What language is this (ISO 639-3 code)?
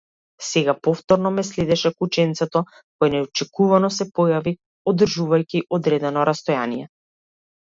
mkd